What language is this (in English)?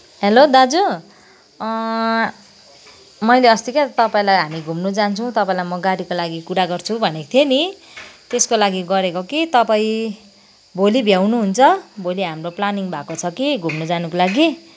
Nepali